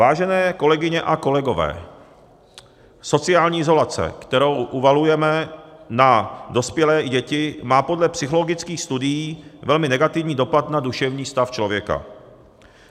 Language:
Czech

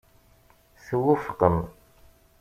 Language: Kabyle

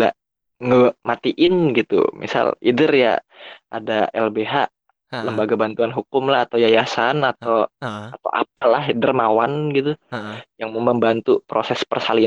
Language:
Indonesian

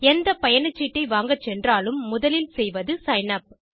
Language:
Tamil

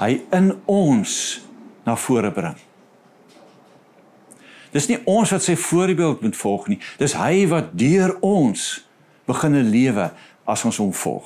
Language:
Dutch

